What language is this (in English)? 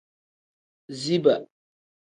Tem